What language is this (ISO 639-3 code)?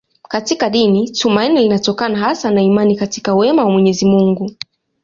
swa